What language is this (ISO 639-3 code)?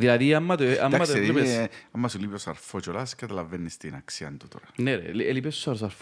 ell